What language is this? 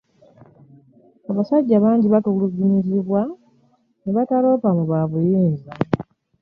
Ganda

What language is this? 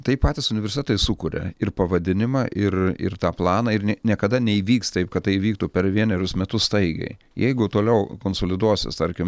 Lithuanian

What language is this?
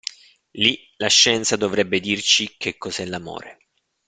Italian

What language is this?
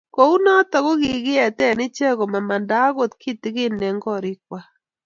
Kalenjin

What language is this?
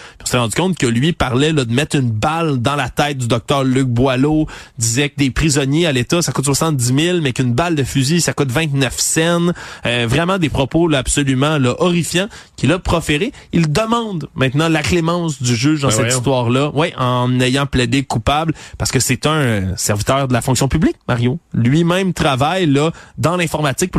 French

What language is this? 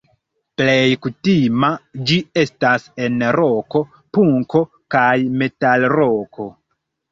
Esperanto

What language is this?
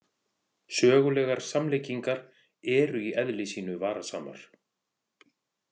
Icelandic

